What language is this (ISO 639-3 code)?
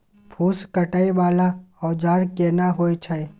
mai